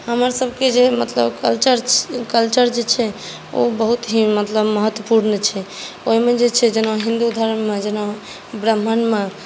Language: Maithili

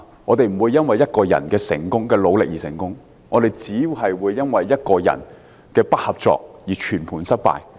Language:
Cantonese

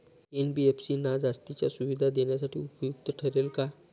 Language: Marathi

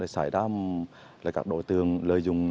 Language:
Vietnamese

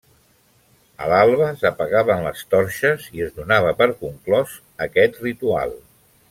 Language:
Catalan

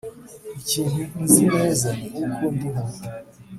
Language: Kinyarwanda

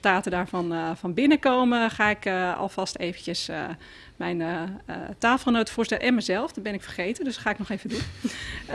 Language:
Dutch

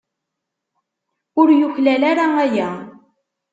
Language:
Kabyle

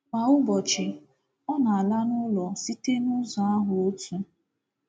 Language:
Igbo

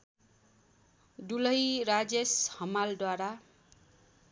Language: Nepali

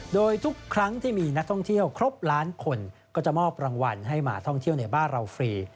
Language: Thai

